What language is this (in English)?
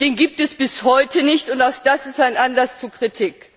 German